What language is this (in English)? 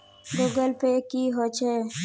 Magahi